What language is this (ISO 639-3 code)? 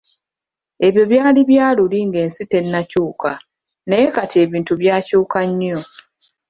lug